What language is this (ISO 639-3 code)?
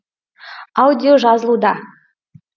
kaz